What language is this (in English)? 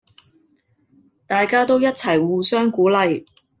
Cantonese